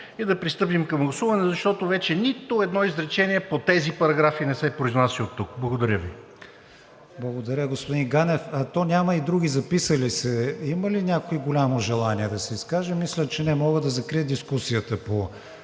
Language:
Bulgarian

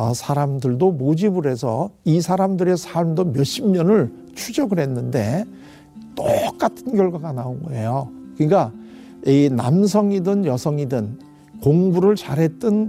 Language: Korean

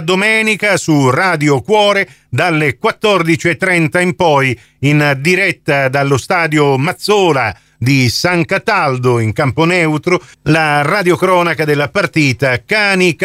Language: Italian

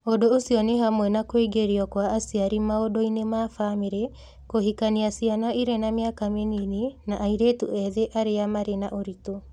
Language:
Kikuyu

